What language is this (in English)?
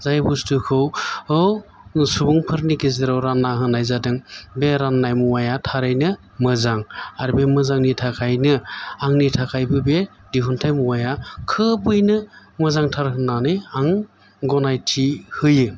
Bodo